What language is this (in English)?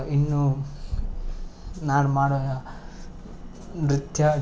Kannada